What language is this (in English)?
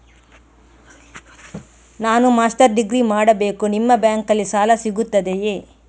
Kannada